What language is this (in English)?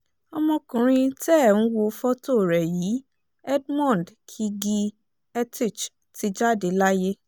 Yoruba